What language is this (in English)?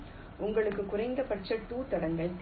Tamil